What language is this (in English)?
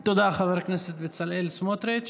Hebrew